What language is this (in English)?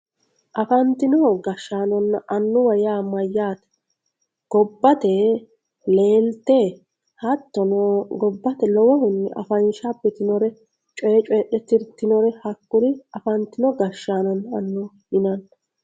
Sidamo